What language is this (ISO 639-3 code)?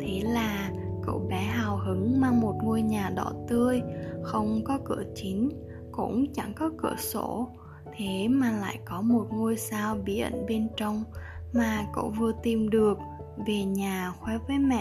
vie